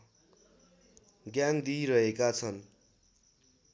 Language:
Nepali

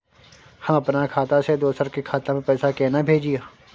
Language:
Maithili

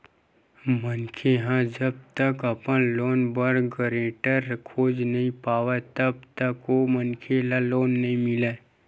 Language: Chhattisgarhi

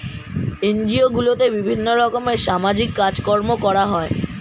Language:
Bangla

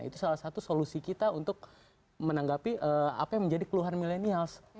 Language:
Indonesian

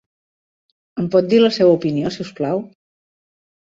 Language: Catalan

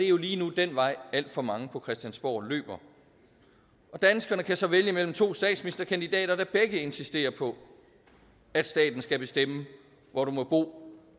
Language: Danish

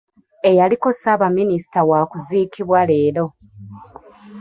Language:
Ganda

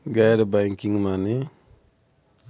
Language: Bhojpuri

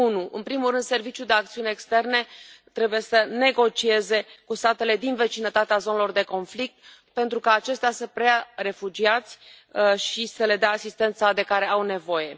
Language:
Romanian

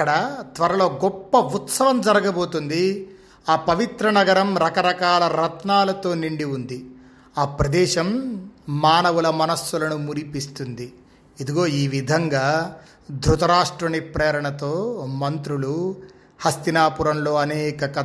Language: Telugu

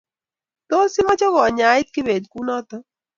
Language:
Kalenjin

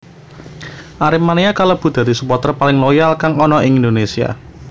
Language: Javanese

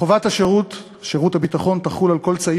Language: Hebrew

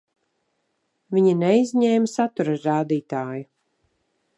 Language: Latvian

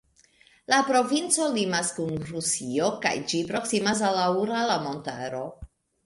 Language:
Esperanto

